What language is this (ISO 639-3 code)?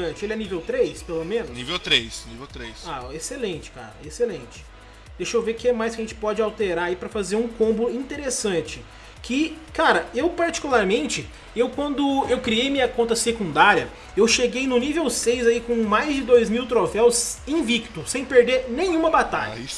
por